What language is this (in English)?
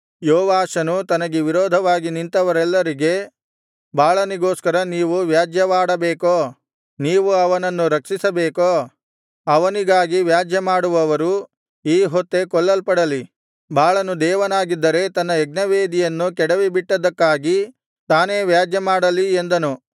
Kannada